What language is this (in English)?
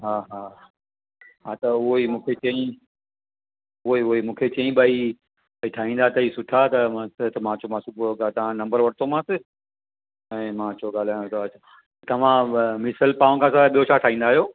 Sindhi